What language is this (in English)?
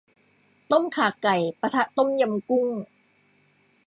Thai